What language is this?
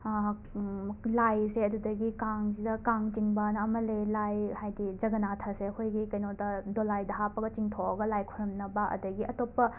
Manipuri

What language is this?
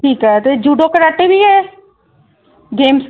Punjabi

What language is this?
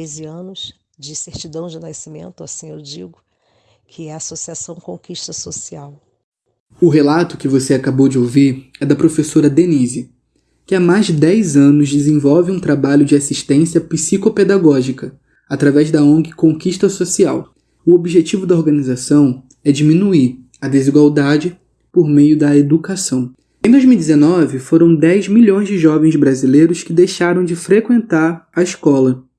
Portuguese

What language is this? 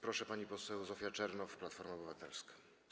Polish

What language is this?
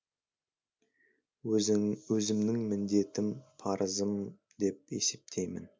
Kazakh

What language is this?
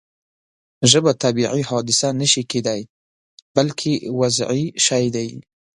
Pashto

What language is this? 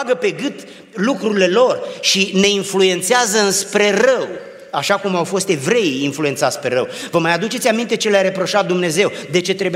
Romanian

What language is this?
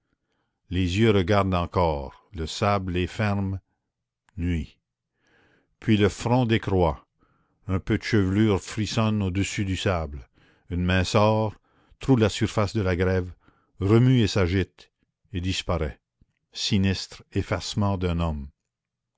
French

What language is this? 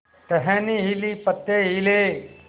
Hindi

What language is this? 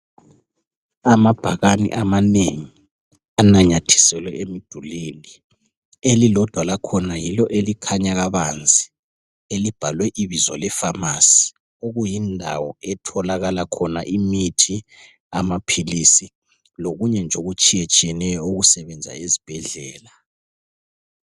North Ndebele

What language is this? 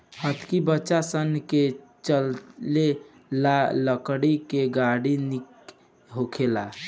Bhojpuri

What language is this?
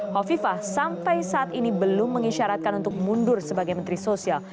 Indonesian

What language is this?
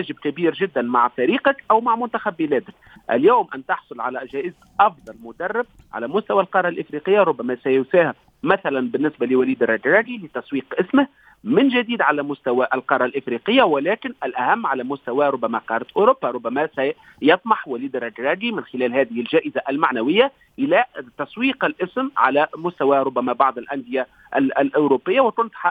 Arabic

